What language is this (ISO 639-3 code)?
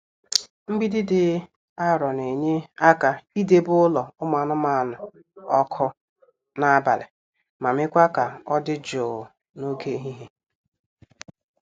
ibo